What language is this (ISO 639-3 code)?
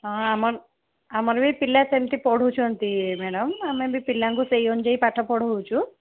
ori